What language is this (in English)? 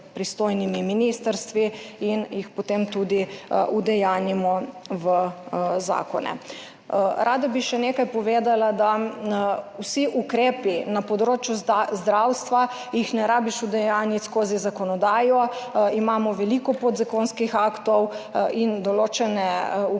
Slovenian